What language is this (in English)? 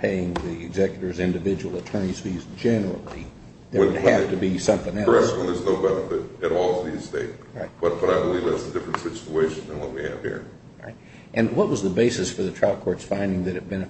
English